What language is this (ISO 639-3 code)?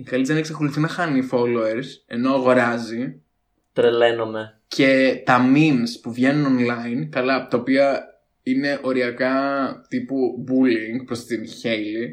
ell